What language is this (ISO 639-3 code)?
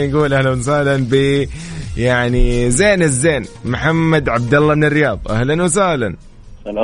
ara